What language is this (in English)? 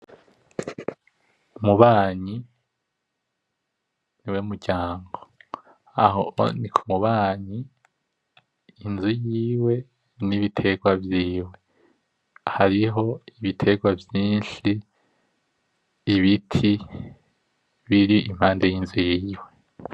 Rundi